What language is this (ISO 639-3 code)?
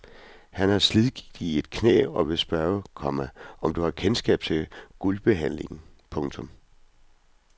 dan